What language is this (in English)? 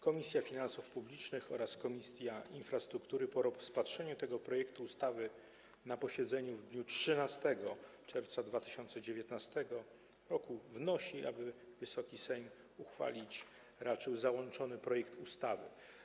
Polish